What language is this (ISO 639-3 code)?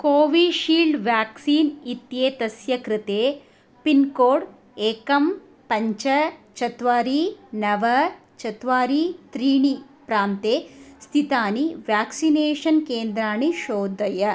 san